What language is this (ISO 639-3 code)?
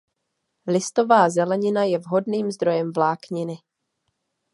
ces